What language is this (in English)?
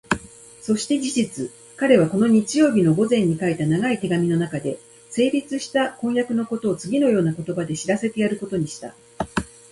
Japanese